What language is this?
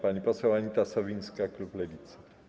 Polish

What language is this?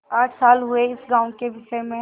Hindi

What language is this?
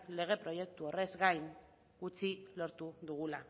Basque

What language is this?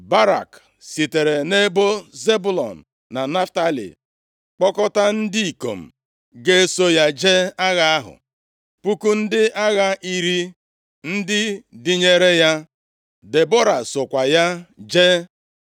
Igbo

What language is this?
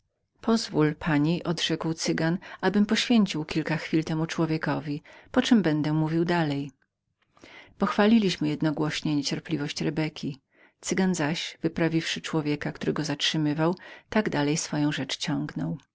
Polish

